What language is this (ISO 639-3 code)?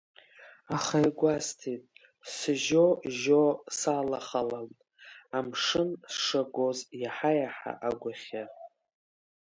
abk